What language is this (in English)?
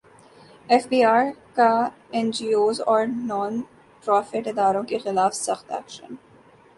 Urdu